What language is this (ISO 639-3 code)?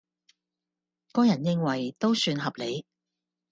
yue